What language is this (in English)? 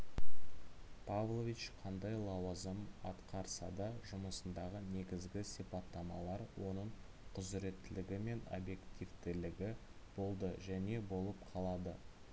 Kazakh